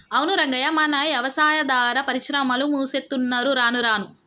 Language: Telugu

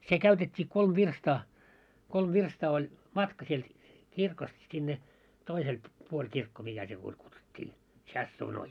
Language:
Finnish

